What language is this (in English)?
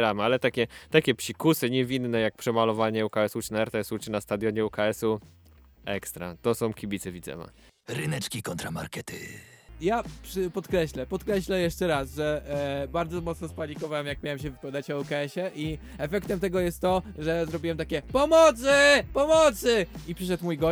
Polish